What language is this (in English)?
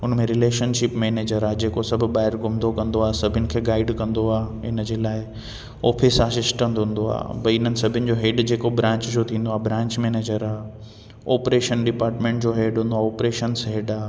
Sindhi